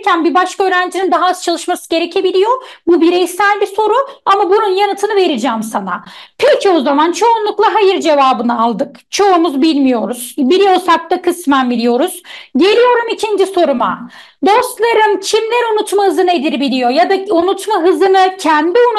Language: Turkish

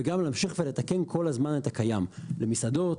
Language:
Hebrew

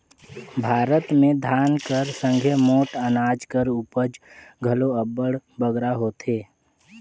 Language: Chhattisgarhi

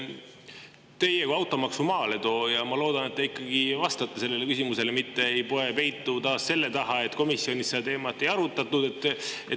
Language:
Estonian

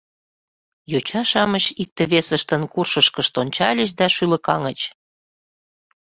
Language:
Mari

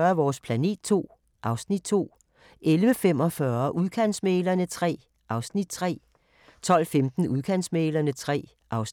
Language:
Danish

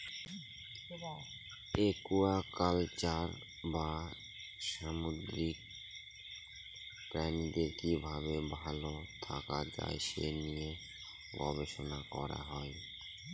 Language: Bangla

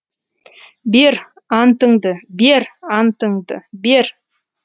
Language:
Kazakh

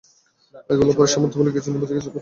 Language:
Bangla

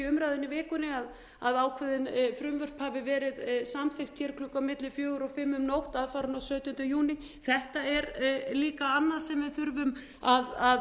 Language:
Icelandic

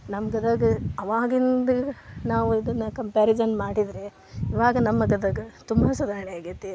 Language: Kannada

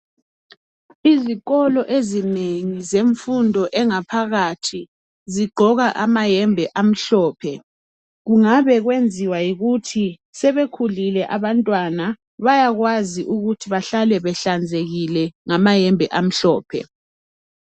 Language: North Ndebele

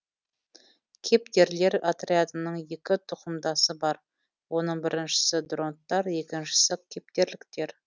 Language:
Kazakh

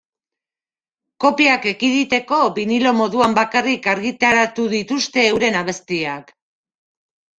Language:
Basque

